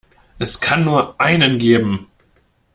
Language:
German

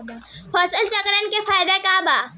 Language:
Bhojpuri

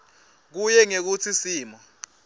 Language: Swati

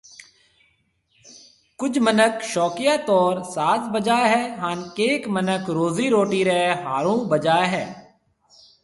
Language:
Marwari (Pakistan)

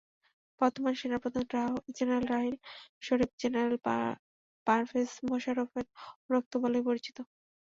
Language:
Bangla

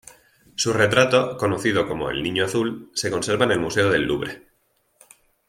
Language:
Spanish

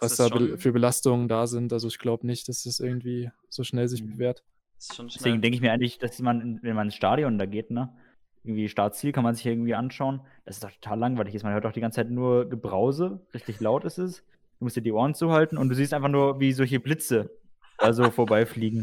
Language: German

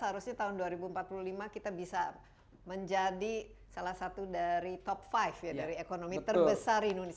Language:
Indonesian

